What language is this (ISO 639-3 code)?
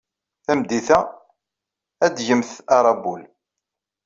kab